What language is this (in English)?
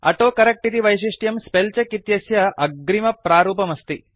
Sanskrit